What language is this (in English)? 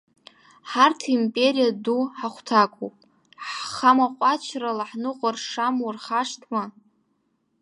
Abkhazian